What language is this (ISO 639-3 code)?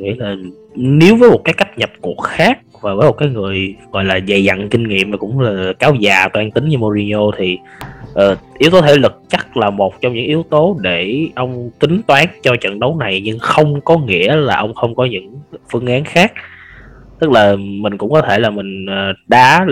vie